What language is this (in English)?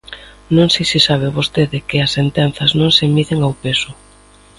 Galician